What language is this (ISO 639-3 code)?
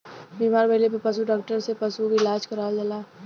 bho